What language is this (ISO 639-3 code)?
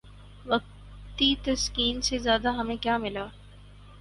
urd